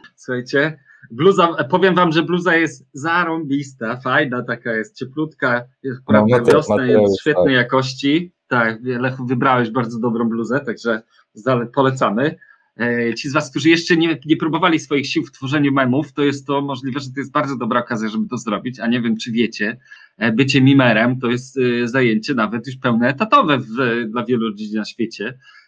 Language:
Polish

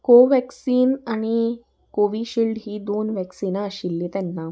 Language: Konkani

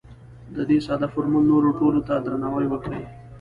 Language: Pashto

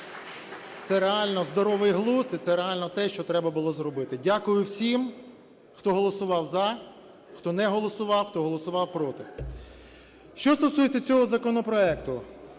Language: Ukrainian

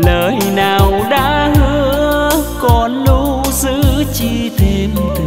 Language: Vietnamese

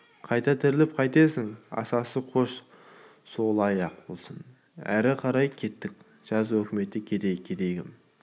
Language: Kazakh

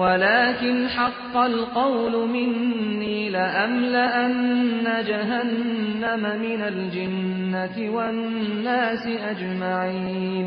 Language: Persian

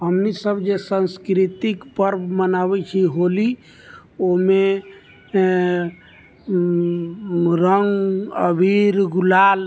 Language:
Maithili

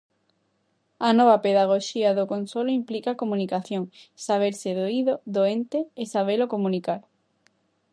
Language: Galician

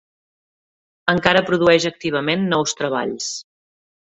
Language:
Catalan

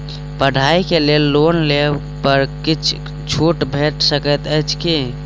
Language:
Maithili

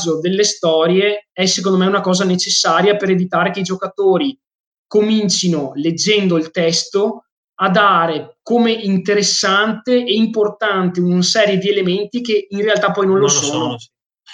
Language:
Italian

